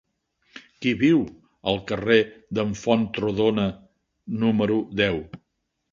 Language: Catalan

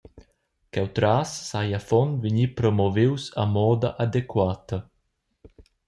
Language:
Romansh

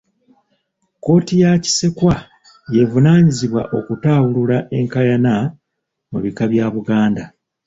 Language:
Ganda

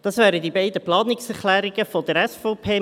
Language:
Swiss German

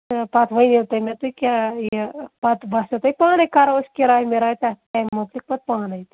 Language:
Kashmiri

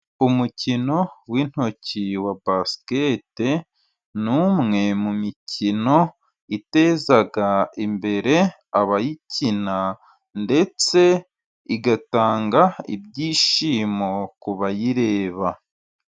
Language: Kinyarwanda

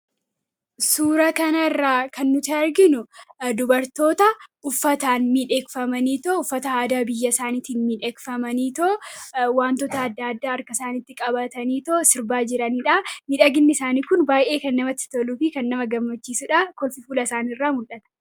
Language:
Oromo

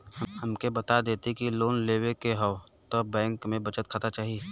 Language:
Bhojpuri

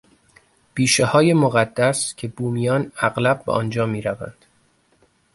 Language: Persian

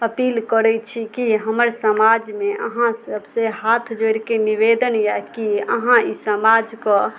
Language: Maithili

